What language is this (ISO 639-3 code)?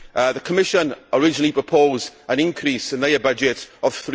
eng